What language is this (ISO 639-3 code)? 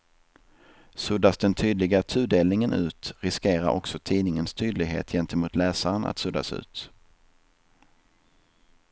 swe